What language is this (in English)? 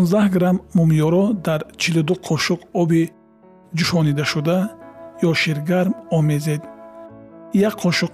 Persian